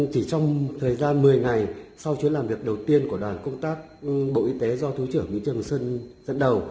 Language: Vietnamese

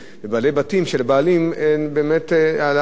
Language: Hebrew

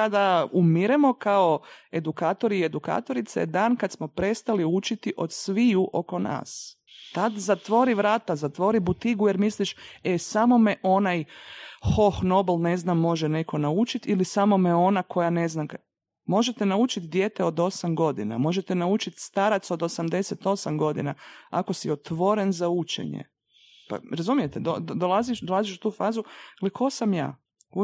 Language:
Croatian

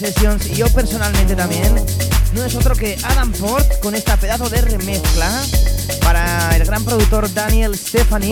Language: Spanish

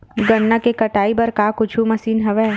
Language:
Chhattisgarhi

